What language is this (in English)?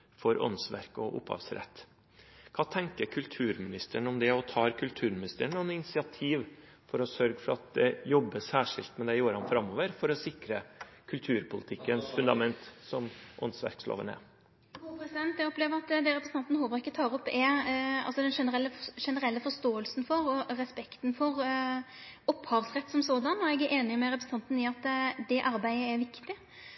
Norwegian